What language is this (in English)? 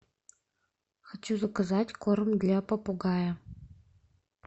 Russian